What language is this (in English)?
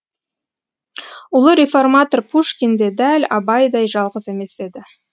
Kazakh